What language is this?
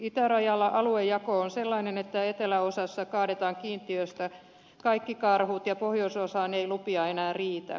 Finnish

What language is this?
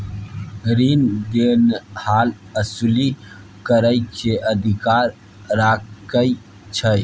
Maithili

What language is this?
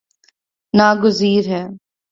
Urdu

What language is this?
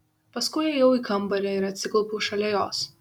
Lithuanian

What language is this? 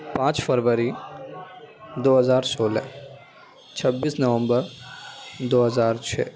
Urdu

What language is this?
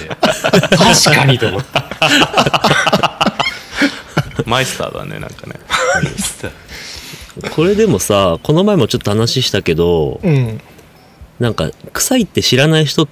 Japanese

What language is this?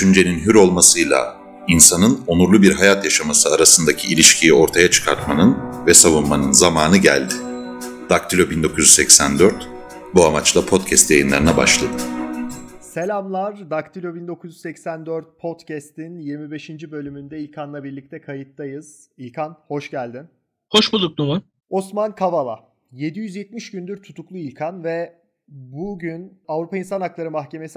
Turkish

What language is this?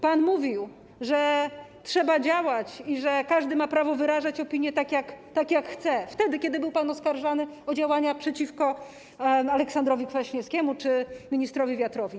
Polish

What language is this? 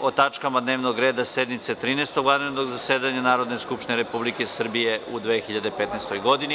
Serbian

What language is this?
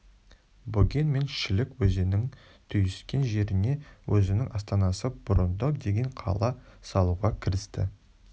Kazakh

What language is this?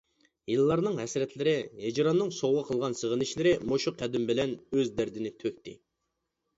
Uyghur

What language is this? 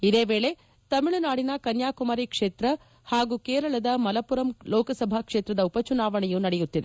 Kannada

